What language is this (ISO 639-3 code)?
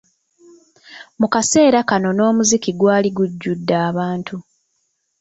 lug